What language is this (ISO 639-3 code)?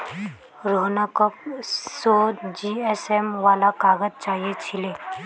mag